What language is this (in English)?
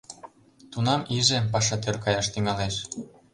Mari